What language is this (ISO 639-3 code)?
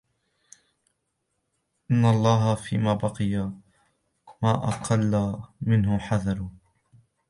ara